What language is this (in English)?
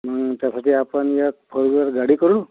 Marathi